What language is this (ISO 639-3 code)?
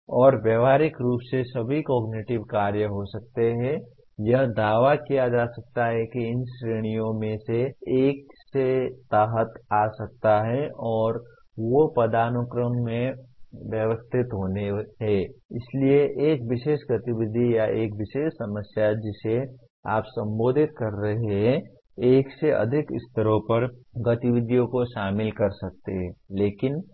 hin